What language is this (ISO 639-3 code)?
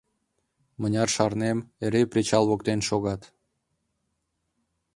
chm